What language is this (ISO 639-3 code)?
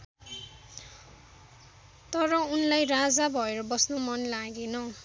nep